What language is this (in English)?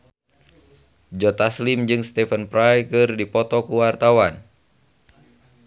Sundanese